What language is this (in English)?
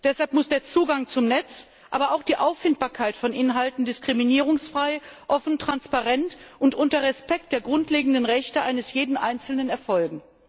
German